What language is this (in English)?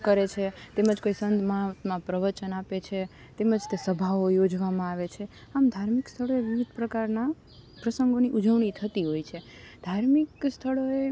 Gujarati